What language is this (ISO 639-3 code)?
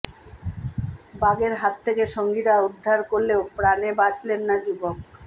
ben